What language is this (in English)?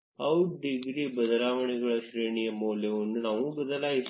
Kannada